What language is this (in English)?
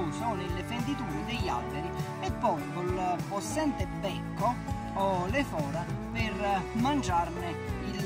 Italian